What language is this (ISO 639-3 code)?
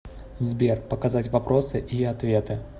rus